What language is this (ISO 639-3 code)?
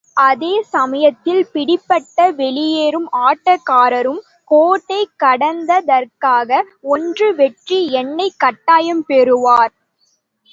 tam